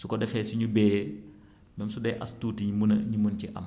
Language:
Wolof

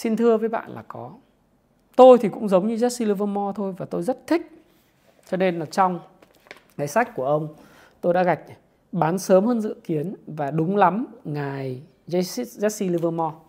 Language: Vietnamese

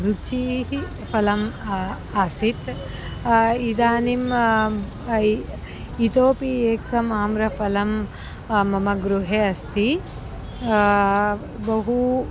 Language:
Sanskrit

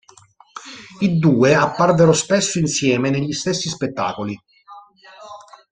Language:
Italian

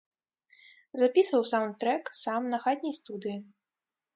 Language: Belarusian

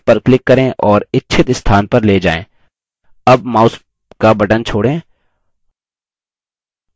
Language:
Hindi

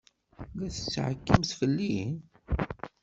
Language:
Kabyle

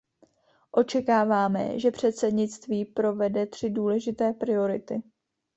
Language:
Czech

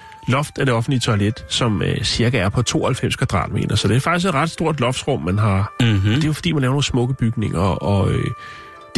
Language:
Danish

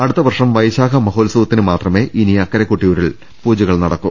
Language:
Malayalam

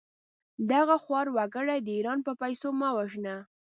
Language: Pashto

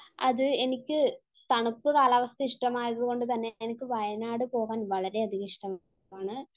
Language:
Malayalam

